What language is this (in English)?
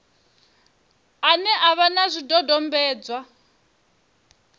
Venda